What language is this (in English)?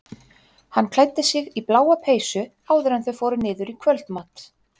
Icelandic